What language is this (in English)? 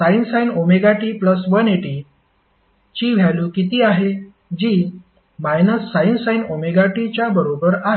Marathi